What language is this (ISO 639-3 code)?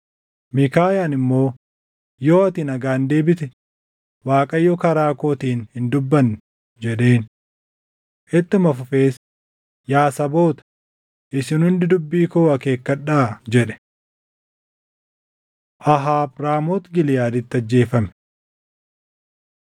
orm